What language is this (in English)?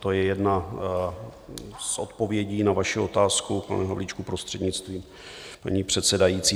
Czech